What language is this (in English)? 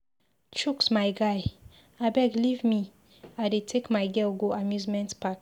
Nigerian Pidgin